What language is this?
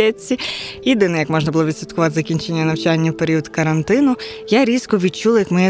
Ukrainian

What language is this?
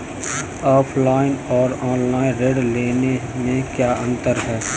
Hindi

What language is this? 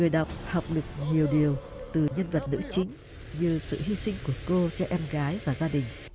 Vietnamese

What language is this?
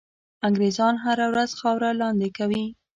Pashto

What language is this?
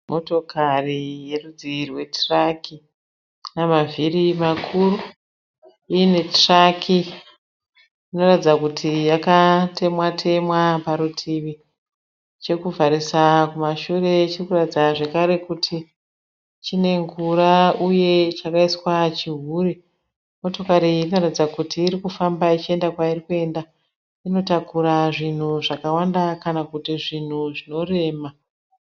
Shona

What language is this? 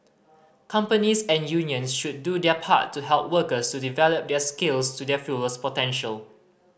English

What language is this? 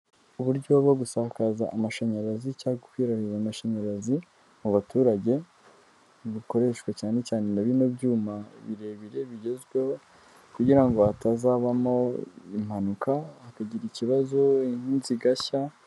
Kinyarwanda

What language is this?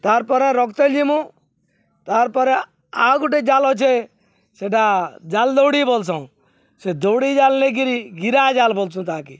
Odia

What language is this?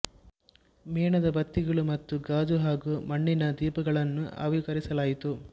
Kannada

